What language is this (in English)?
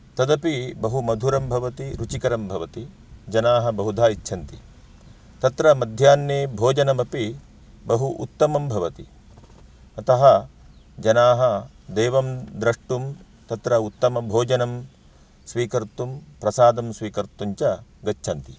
Sanskrit